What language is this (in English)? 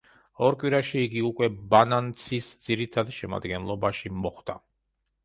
Georgian